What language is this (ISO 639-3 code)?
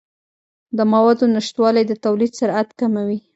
pus